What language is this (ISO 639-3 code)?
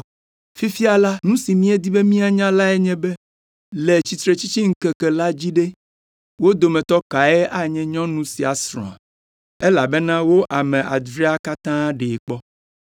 ewe